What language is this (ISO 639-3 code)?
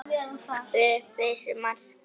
isl